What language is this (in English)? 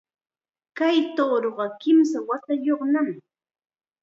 Chiquián Ancash Quechua